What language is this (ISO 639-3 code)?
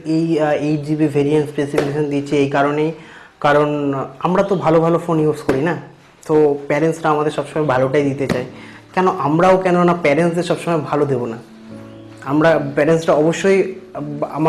ben